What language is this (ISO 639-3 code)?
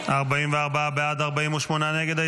heb